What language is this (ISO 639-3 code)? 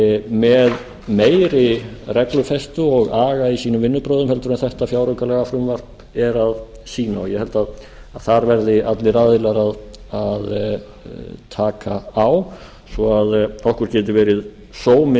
isl